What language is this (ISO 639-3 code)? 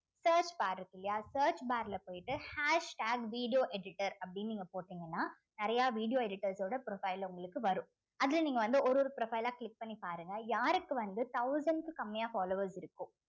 tam